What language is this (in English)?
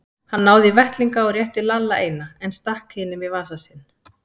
Icelandic